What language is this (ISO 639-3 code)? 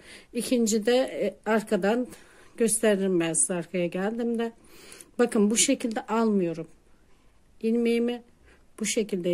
tur